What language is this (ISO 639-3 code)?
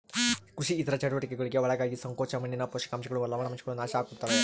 kan